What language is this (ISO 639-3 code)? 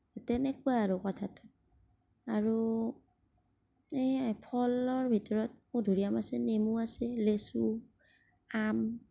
asm